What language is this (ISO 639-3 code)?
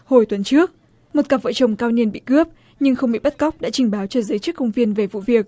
vie